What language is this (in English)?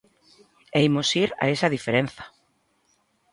Galician